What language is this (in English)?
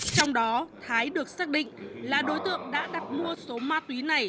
Vietnamese